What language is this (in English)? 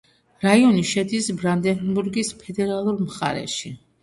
Georgian